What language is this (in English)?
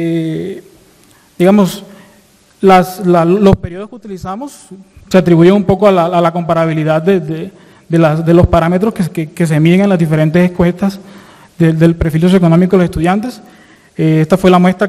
Spanish